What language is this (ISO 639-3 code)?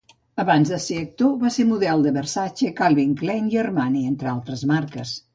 cat